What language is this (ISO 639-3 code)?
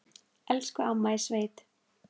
isl